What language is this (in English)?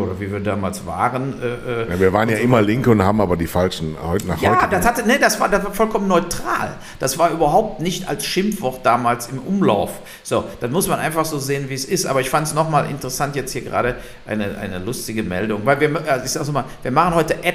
German